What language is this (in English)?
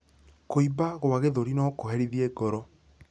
Kikuyu